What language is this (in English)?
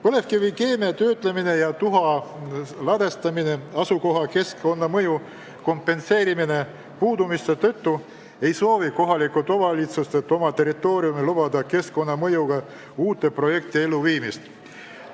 Estonian